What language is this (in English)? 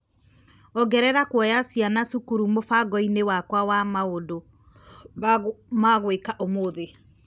Kikuyu